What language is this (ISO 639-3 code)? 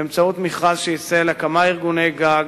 heb